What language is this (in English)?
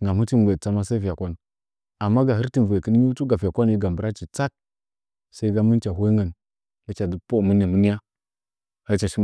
Nzanyi